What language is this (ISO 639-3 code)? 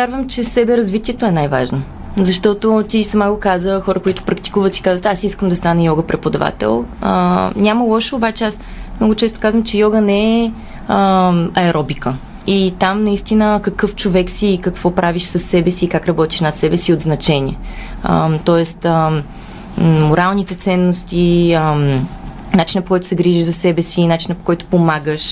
bul